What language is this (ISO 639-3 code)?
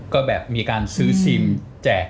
tha